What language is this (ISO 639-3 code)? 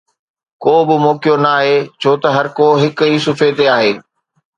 snd